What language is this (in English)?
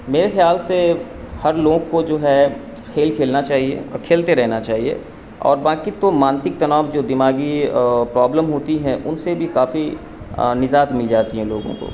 Urdu